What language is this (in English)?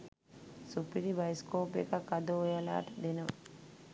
Sinhala